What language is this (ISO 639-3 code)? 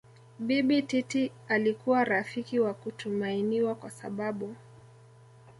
swa